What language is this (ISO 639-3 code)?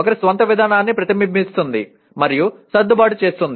tel